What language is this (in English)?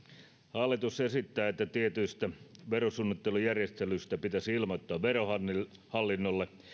Finnish